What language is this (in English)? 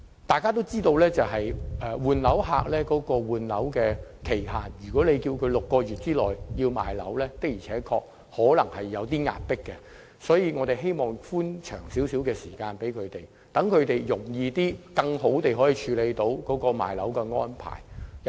Cantonese